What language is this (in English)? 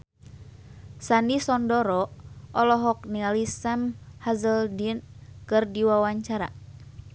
Sundanese